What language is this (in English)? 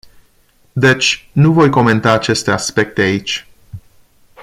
Romanian